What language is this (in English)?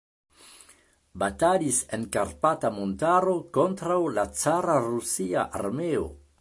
Esperanto